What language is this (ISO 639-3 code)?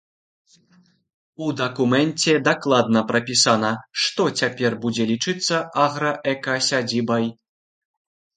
bel